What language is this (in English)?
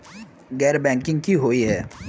Magahi